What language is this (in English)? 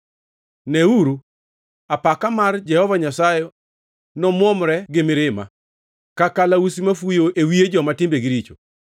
Luo (Kenya and Tanzania)